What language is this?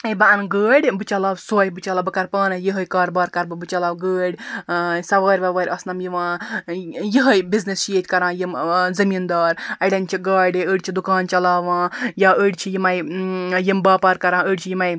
Kashmiri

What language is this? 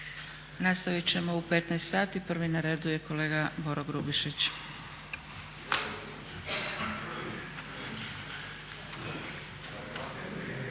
Croatian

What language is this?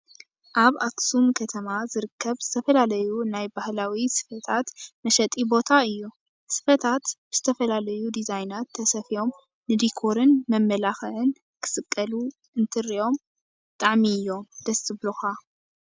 Tigrinya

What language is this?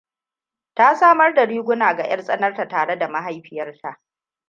Hausa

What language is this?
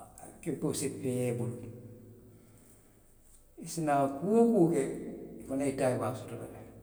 Western Maninkakan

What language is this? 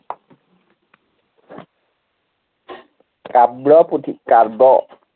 Assamese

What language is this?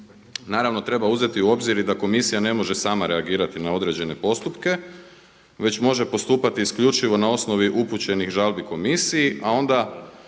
Croatian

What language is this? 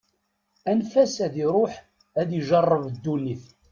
Kabyle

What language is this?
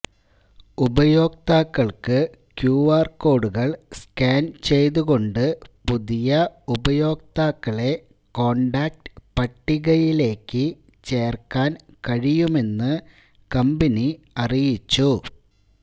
Malayalam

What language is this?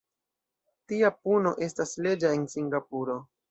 Esperanto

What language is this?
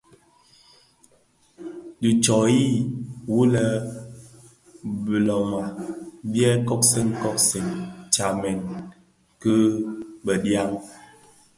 Bafia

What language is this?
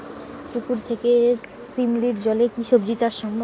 Bangla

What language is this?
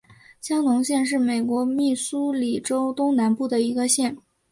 Chinese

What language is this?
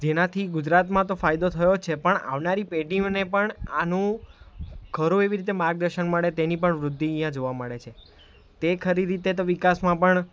Gujarati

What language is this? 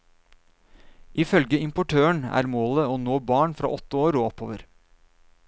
Norwegian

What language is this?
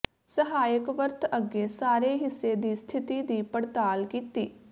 Punjabi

